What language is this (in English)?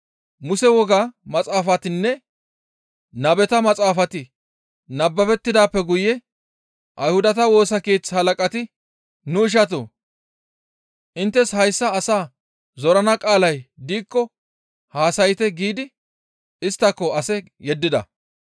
Gamo